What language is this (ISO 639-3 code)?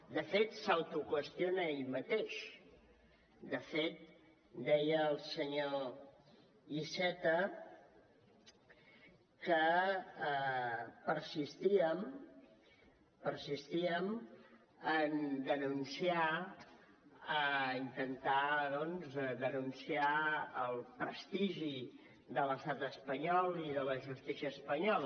cat